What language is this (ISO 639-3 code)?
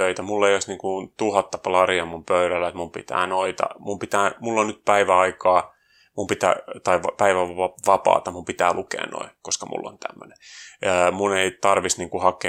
fin